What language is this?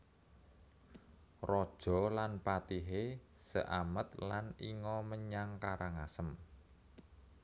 Javanese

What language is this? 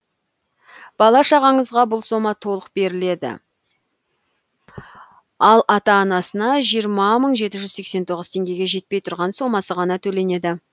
Kazakh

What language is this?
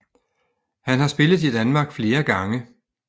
Danish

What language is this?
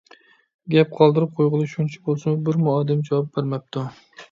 Uyghur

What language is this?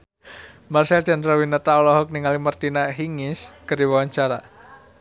Sundanese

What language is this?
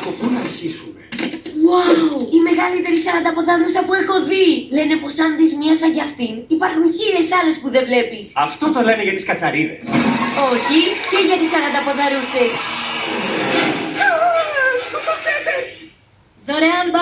Greek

